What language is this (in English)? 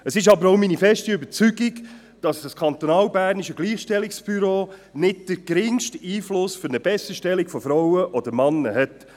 Swiss German